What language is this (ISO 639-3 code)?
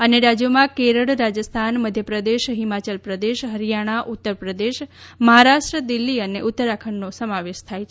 guj